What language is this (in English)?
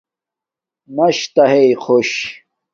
Domaaki